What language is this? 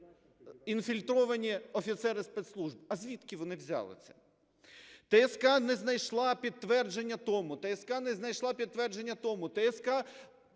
Ukrainian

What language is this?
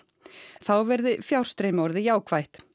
Icelandic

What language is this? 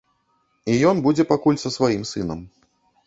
Belarusian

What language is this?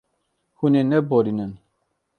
Kurdish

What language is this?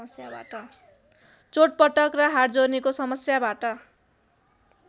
Nepali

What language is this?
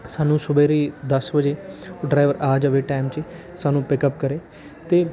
Punjabi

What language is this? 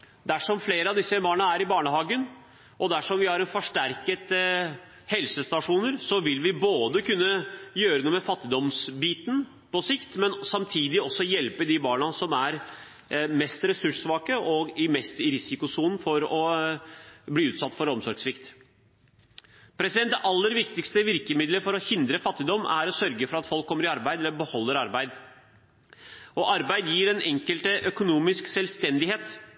Norwegian Bokmål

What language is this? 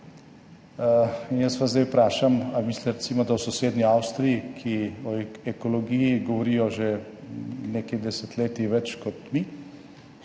Slovenian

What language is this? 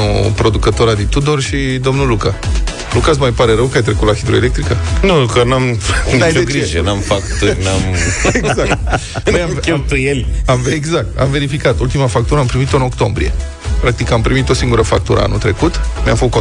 Romanian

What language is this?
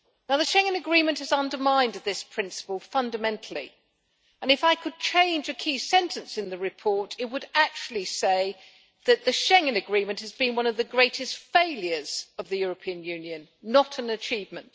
English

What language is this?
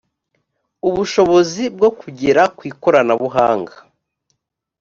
Kinyarwanda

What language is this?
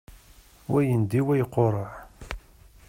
Kabyle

